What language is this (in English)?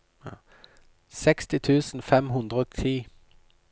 Norwegian